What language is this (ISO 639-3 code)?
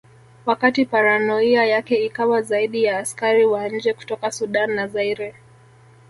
swa